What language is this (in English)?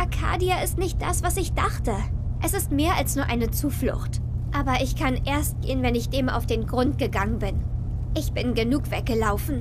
German